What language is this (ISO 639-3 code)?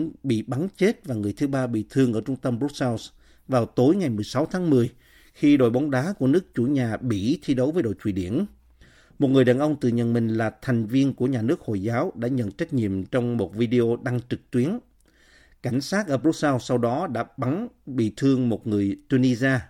vie